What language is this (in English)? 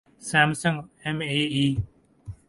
Urdu